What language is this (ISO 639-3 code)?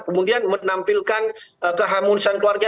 ind